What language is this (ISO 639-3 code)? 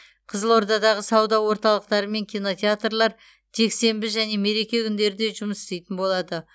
kaz